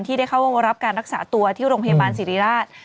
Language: Thai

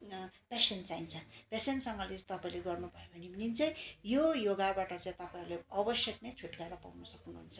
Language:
Nepali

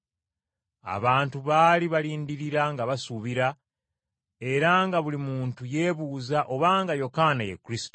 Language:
Ganda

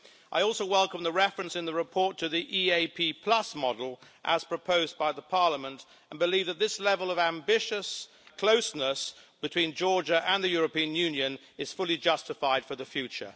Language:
English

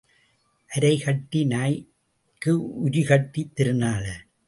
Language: Tamil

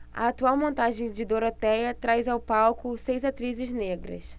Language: Portuguese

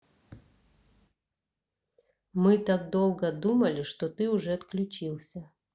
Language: Russian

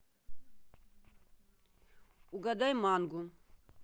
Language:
Russian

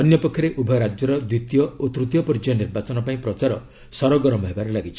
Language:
Odia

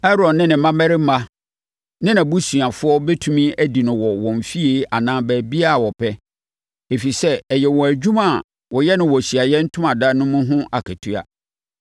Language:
Akan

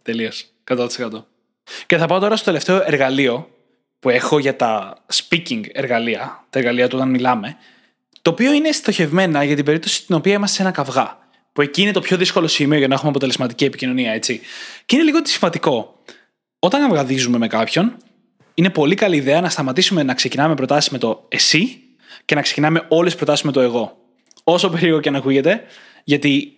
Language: Greek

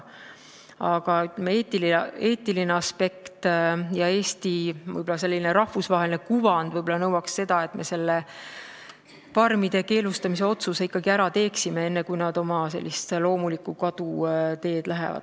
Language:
Estonian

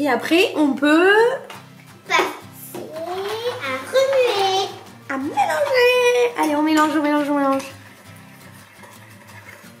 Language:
French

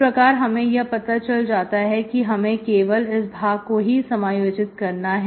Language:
Hindi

